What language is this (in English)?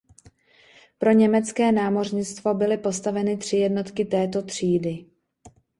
Czech